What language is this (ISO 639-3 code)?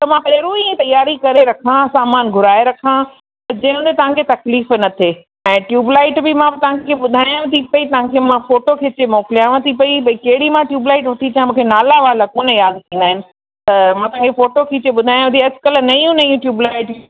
snd